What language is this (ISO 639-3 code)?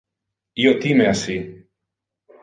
ina